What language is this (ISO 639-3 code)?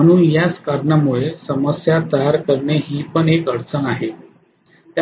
mar